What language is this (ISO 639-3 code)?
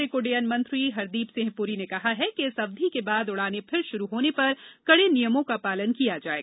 hin